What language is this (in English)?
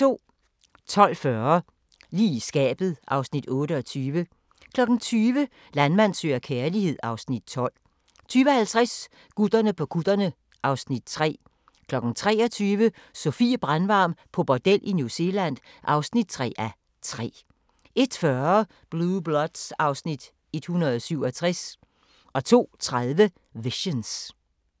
Danish